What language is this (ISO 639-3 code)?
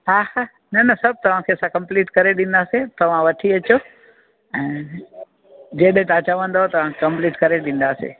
snd